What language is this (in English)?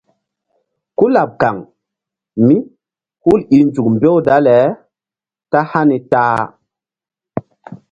Mbum